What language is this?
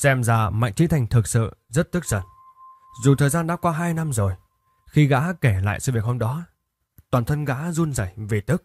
Vietnamese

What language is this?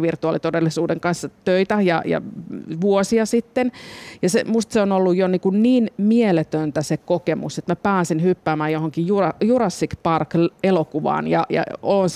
Finnish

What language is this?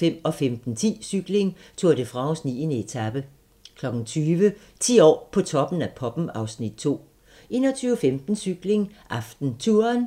Danish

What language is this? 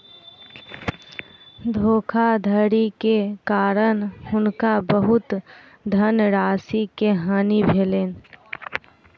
Maithili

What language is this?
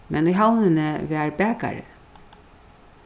Faroese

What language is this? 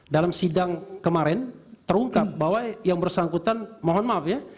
Indonesian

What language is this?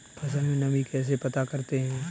Hindi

